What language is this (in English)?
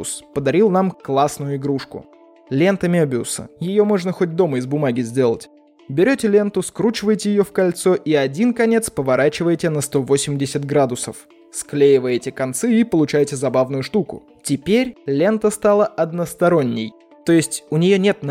Russian